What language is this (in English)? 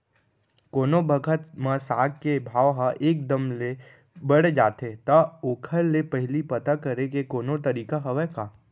Chhattisgarhi